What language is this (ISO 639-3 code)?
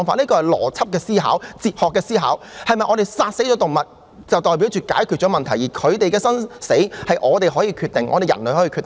yue